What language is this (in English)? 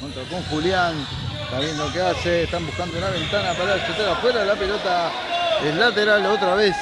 Spanish